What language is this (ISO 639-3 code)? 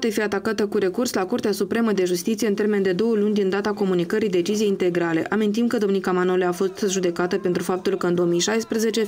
ron